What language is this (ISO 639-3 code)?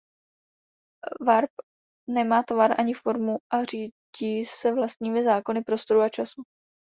ces